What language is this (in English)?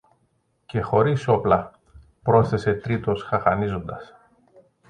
Greek